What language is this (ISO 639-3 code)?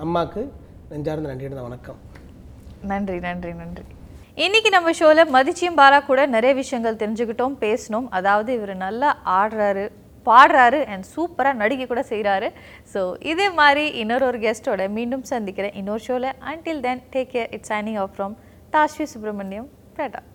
tam